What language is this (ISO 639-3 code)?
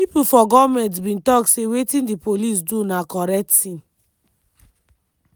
pcm